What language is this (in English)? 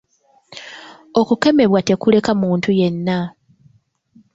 Ganda